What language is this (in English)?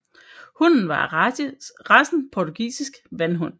Danish